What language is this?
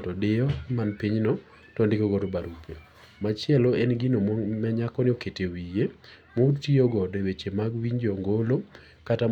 Luo (Kenya and Tanzania)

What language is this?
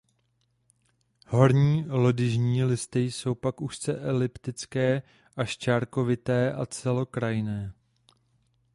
Czech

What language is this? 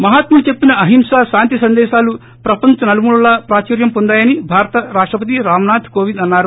Telugu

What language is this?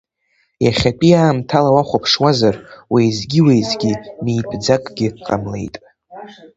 Abkhazian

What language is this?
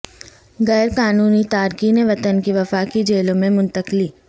Urdu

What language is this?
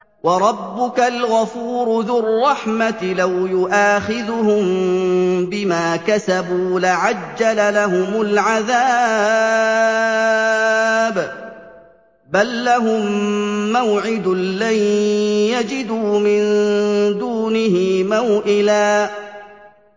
Arabic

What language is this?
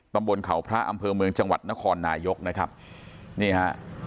Thai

